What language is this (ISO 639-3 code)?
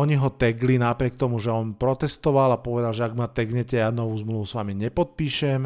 slk